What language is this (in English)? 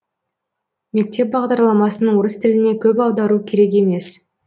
Kazakh